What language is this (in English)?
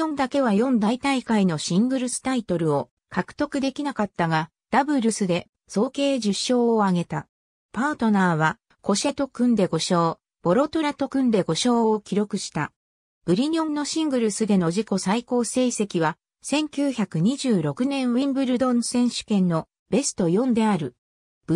Japanese